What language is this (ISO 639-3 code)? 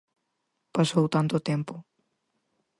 glg